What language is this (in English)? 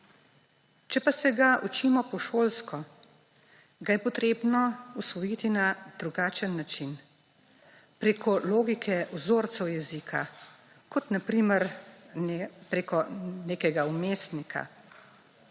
Slovenian